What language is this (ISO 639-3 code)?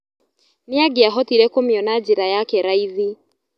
kik